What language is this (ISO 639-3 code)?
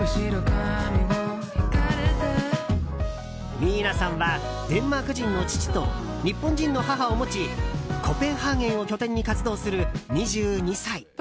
jpn